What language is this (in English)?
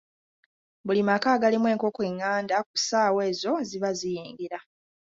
Ganda